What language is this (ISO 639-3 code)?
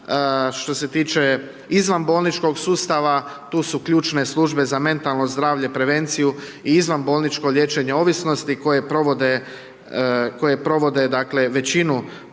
hrv